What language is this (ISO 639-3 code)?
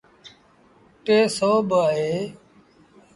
sbn